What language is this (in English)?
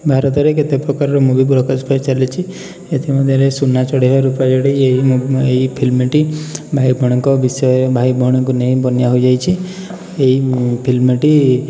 Odia